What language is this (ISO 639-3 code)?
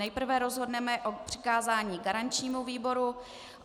ces